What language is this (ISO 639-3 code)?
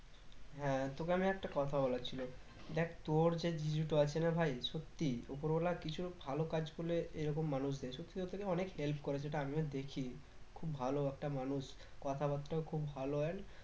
ben